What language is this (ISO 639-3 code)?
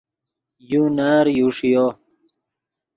ydg